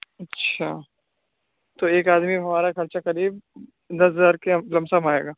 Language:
Urdu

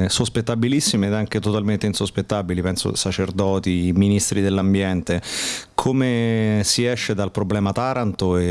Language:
Italian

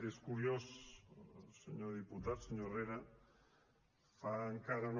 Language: Catalan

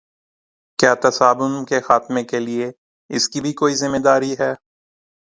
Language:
Urdu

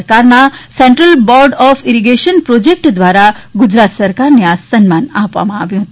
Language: Gujarati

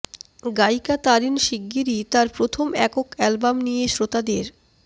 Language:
Bangla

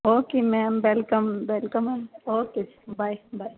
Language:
Punjabi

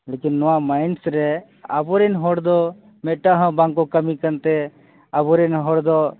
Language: Santali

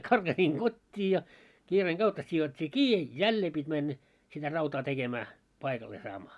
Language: Finnish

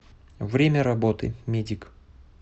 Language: Russian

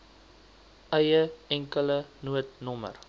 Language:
Afrikaans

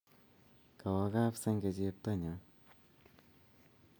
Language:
Kalenjin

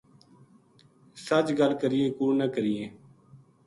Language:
Gujari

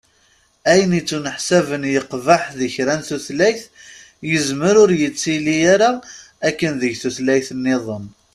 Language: Kabyle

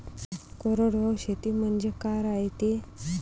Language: Marathi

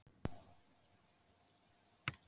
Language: Icelandic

